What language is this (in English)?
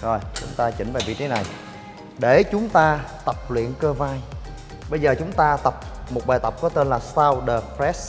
Vietnamese